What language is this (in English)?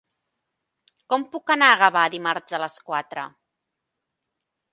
Catalan